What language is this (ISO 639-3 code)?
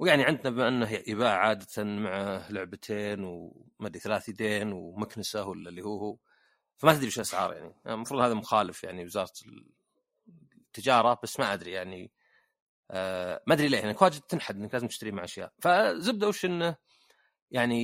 ara